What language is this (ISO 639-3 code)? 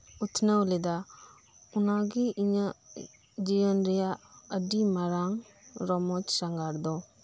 sat